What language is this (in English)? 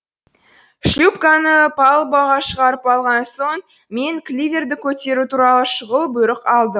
Kazakh